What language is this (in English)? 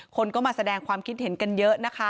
Thai